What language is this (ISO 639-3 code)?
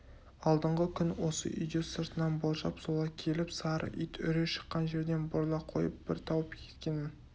kaz